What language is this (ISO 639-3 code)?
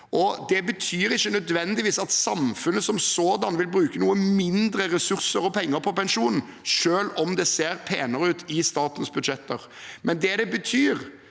nor